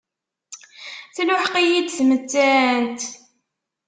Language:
Kabyle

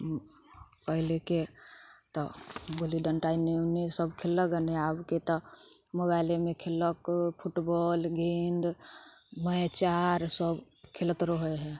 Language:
Maithili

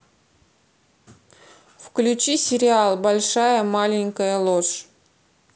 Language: Russian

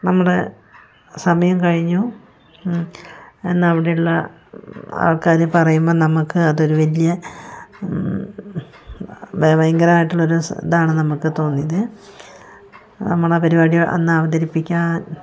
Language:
Malayalam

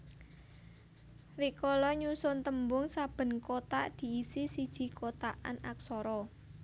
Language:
Javanese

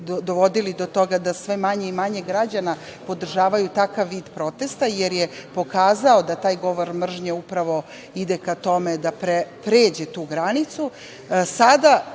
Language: Serbian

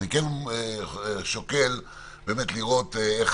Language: Hebrew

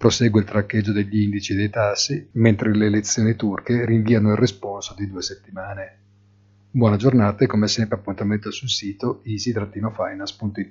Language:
Italian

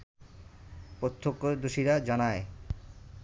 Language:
Bangla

